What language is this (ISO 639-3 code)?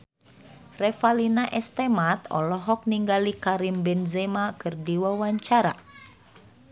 sun